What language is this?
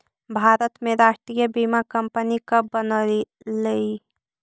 Magahi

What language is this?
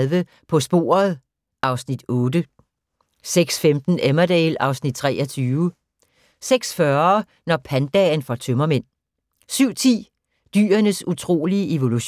Danish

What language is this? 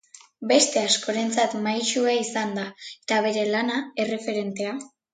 Basque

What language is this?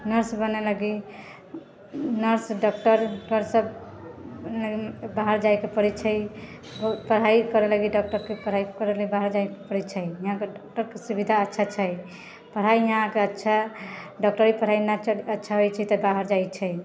Maithili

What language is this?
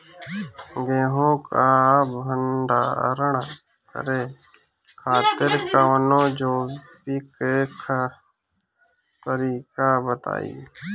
Bhojpuri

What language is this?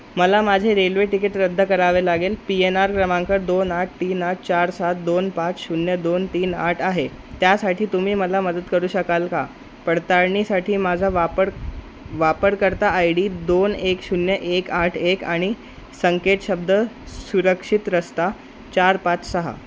Marathi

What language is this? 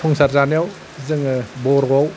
Bodo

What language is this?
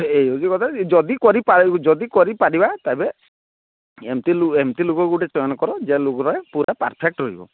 Odia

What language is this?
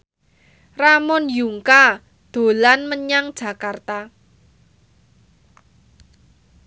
Javanese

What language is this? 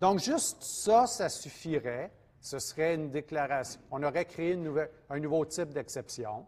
French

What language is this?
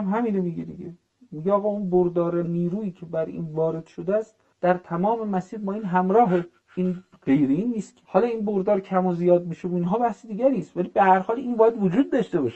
Persian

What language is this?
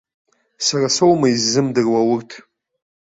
Abkhazian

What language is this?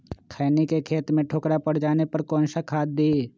Magahi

